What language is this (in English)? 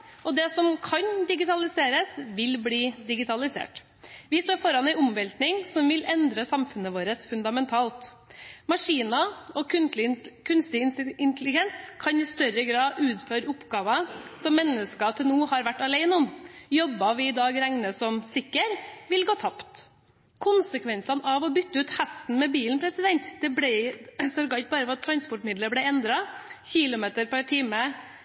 Norwegian Bokmål